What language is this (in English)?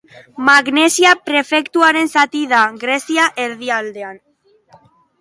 Basque